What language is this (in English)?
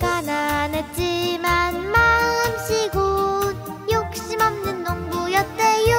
Korean